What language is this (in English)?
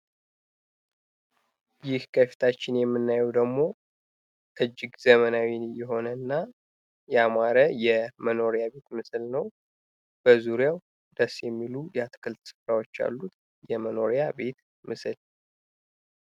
Amharic